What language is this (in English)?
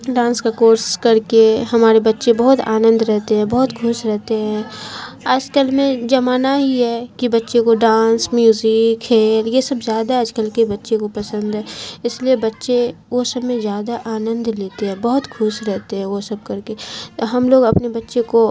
Urdu